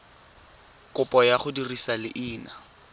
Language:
Tswana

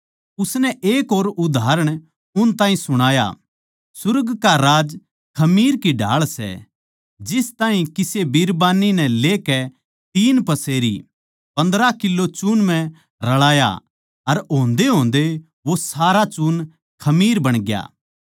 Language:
Haryanvi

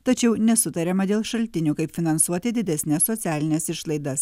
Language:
Lithuanian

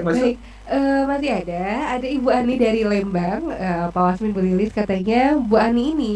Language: Indonesian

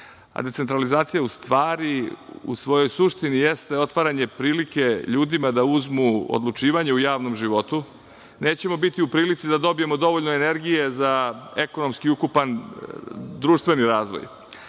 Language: Serbian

